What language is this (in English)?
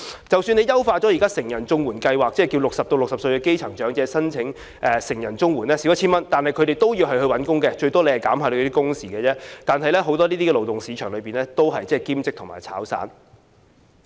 Cantonese